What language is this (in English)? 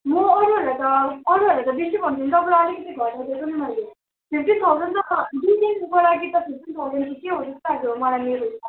Nepali